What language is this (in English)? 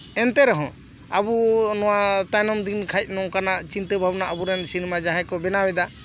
Santali